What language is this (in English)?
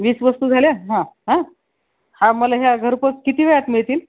Marathi